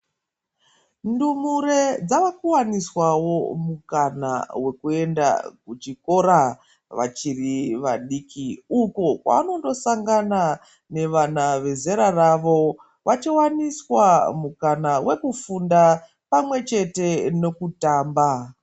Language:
Ndau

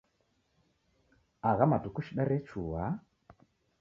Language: Taita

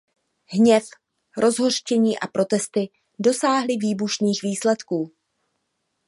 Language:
Czech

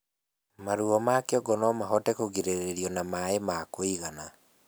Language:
Kikuyu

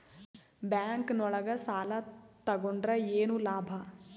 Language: Kannada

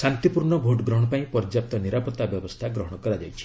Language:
Odia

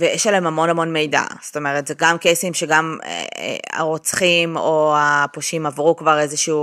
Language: Hebrew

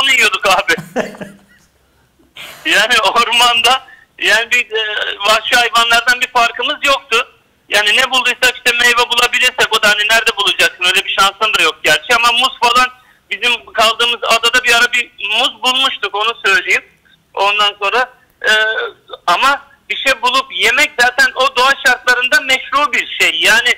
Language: Turkish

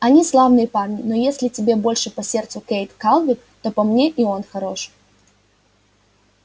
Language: Russian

